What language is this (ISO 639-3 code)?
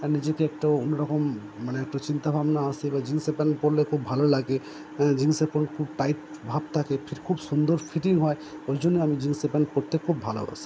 ben